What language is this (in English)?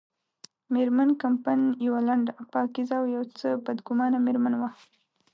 Pashto